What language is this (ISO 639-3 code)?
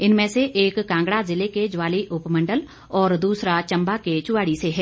hin